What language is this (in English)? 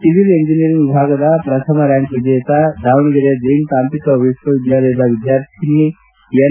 Kannada